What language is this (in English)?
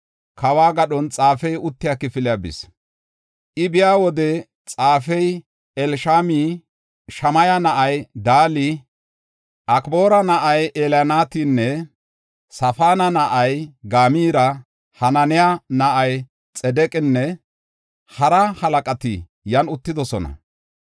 Gofa